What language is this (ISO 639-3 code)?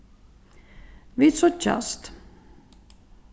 fao